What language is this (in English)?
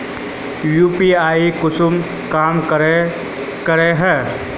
Magahi